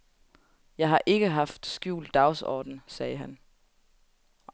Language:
Danish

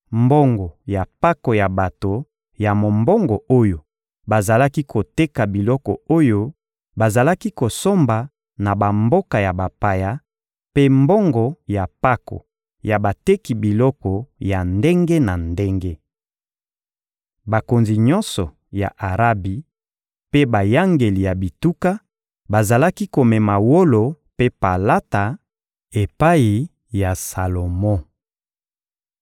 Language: Lingala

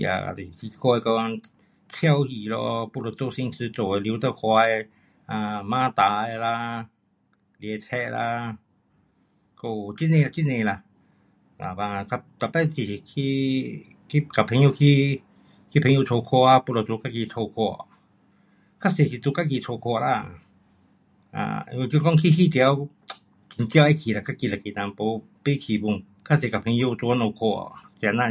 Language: Pu-Xian Chinese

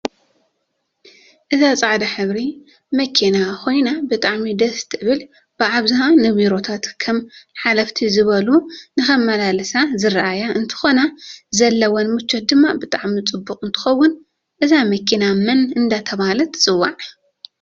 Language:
Tigrinya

